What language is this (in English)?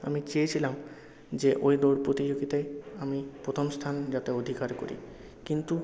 Bangla